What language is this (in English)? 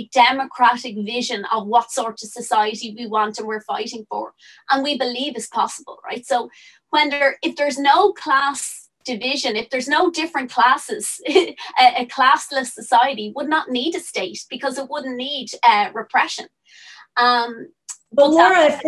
English